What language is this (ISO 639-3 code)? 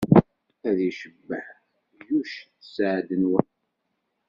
kab